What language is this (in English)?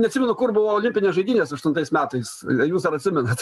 Lithuanian